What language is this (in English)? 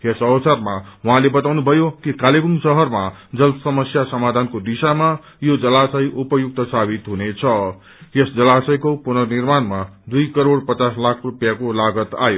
Nepali